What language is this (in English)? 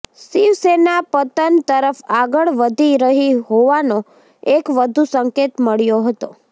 Gujarati